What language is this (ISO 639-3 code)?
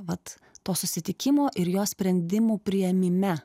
lit